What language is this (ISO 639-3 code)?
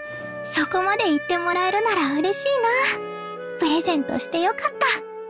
jpn